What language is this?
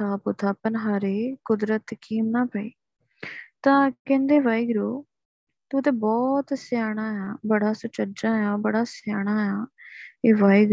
Punjabi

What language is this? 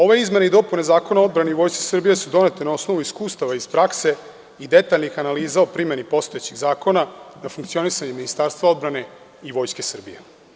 Serbian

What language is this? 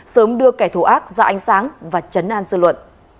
Vietnamese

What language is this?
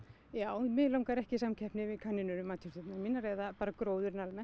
Icelandic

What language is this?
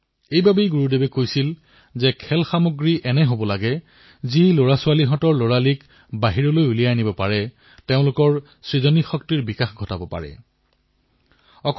Assamese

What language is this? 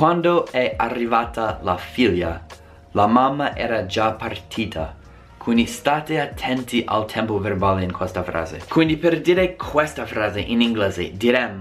Italian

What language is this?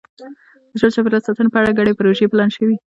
Pashto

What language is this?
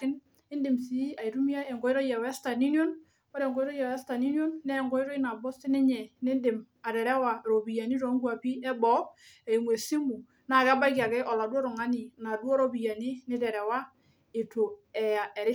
Masai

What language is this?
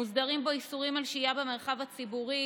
Hebrew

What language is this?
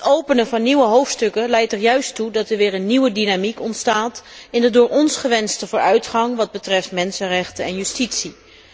Dutch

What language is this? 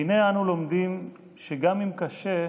Hebrew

